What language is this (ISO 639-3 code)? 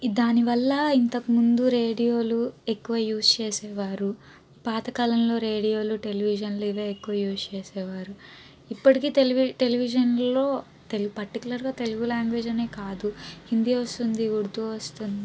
tel